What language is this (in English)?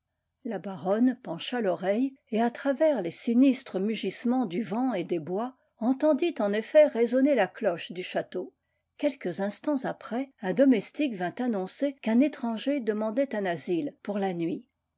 French